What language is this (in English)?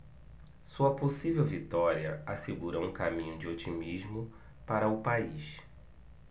Portuguese